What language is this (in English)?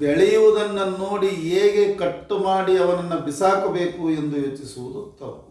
Kannada